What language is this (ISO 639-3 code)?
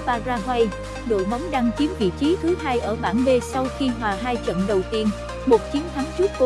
vie